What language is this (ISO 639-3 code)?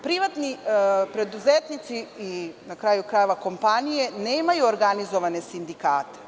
srp